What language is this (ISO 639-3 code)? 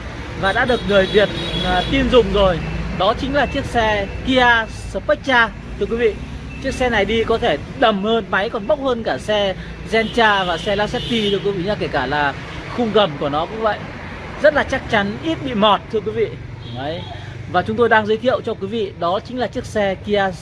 vie